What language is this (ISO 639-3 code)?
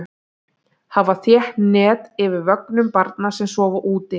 isl